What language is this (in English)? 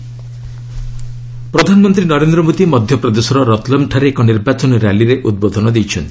Odia